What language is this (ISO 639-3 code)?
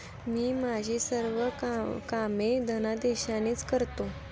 mar